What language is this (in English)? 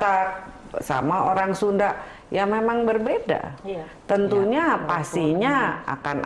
Indonesian